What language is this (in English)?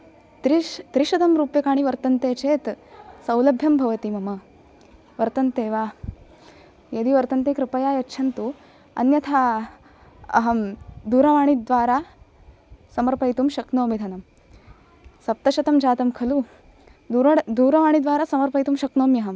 Sanskrit